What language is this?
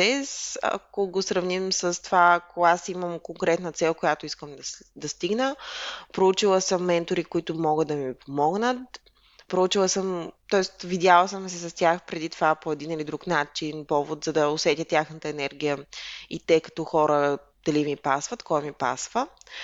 Bulgarian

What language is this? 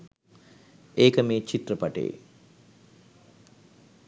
Sinhala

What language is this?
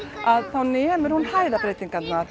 Icelandic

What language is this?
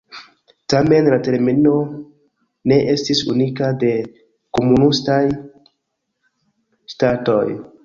Esperanto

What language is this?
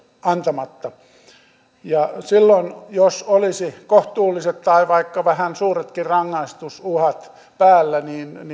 Finnish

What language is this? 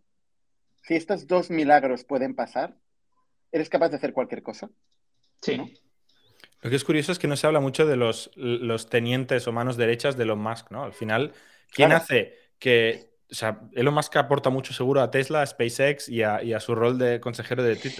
Spanish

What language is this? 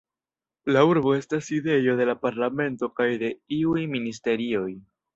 Esperanto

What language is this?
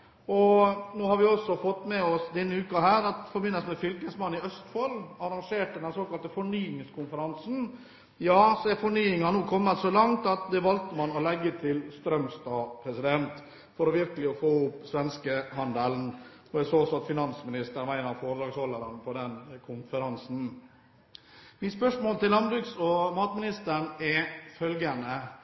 Norwegian Bokmål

